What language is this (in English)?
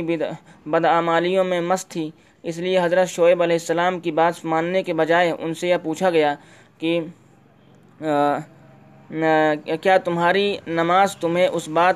Urdu